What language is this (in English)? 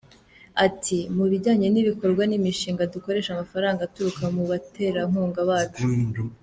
Kinyarwanda